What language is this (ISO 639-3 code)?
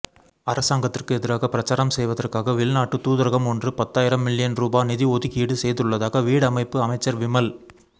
tam